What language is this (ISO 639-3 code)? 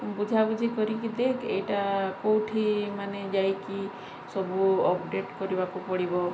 ori